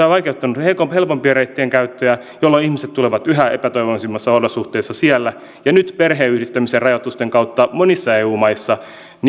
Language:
Finnish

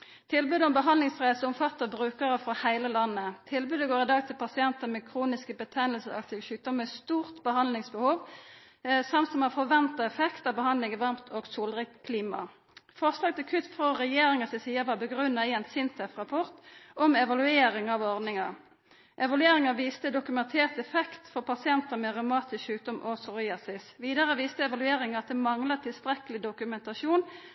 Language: Norwegian Nynorsk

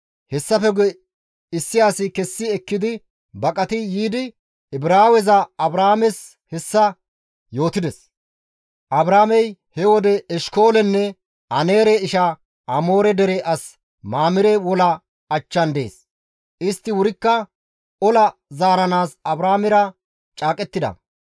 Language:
Gamo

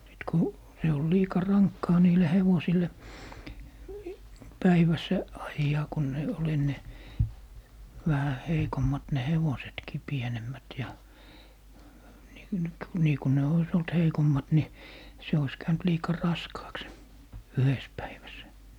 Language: Finnish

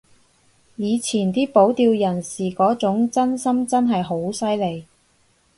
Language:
Cantonese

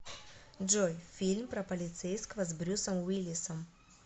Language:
Russian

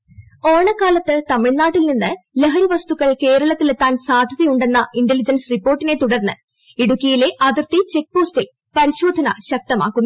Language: Malayalam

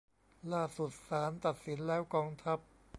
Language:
Thai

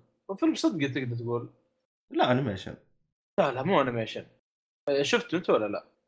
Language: Arabic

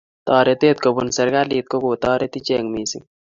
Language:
Kalenjin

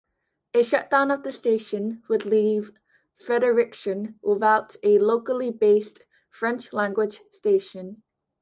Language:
English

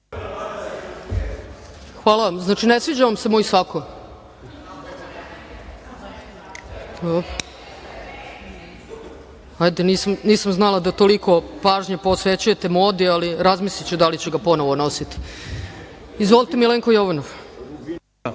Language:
Serbian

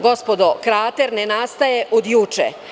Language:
Serbian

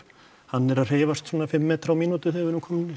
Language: Icelandic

